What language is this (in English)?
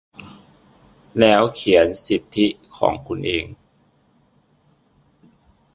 Thai